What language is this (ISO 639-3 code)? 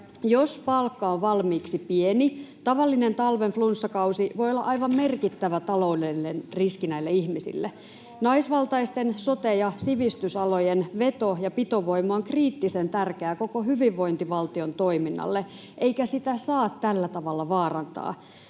fin